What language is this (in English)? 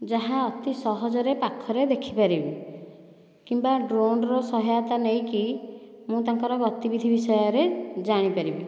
Odia